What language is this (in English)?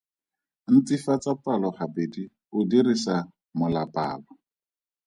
Tswana